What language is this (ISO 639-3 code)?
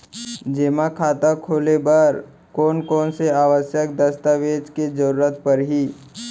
hne